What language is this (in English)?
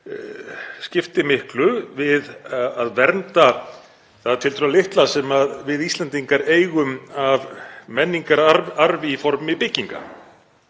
Icelandic